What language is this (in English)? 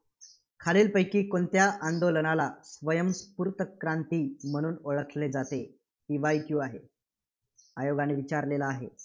Marathi